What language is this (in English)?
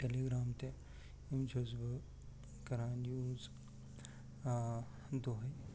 Kashmiri